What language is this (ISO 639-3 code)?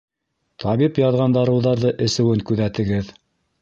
bak